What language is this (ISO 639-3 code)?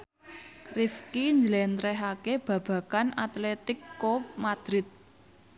jav